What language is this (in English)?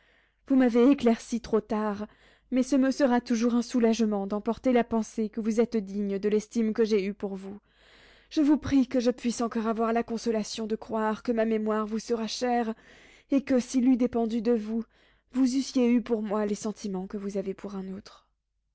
French